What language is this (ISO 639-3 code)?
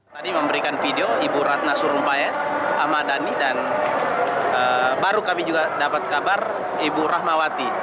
ind